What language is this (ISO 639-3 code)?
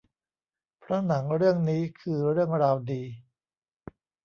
tha